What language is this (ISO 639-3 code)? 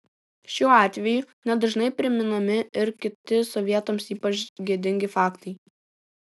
lit